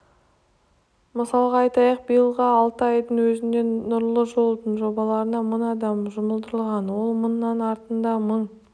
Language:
Kazakh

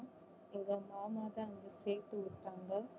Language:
Tamil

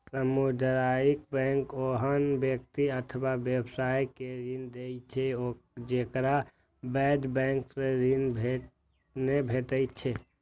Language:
Maithili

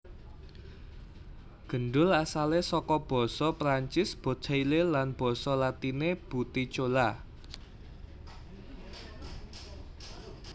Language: Javanese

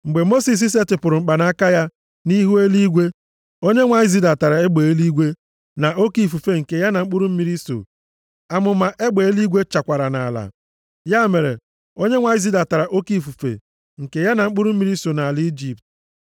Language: Igbo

